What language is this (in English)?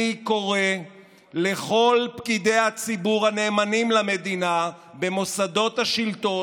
Hebrew